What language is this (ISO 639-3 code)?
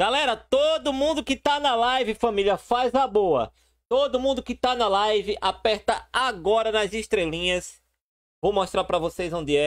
por